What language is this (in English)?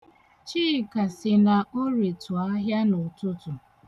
Igbo